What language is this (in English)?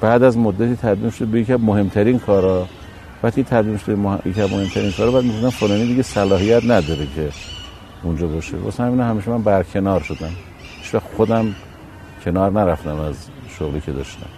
Persian